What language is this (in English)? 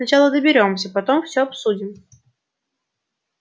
Russian